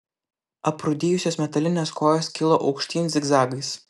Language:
Lithuanian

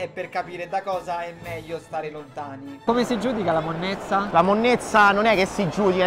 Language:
Italian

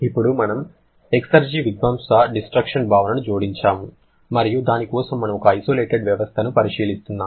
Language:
Telugu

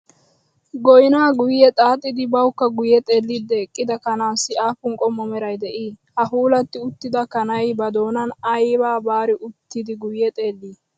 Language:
Wolaytta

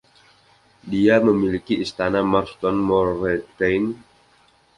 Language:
Indonesian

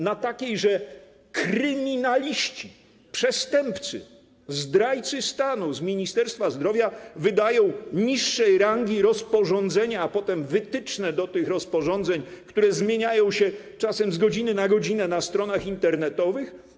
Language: Polish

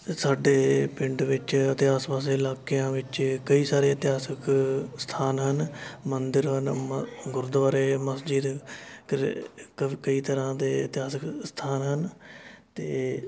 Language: Punjabi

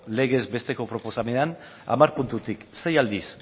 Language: Basque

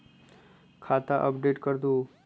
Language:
Magahi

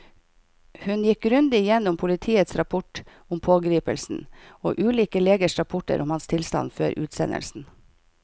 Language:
Norwegian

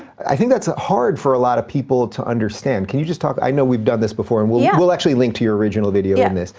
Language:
English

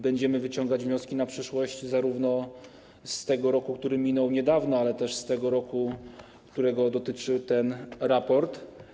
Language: Polish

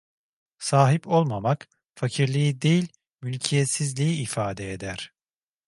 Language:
Turkish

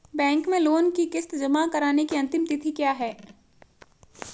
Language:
Hindi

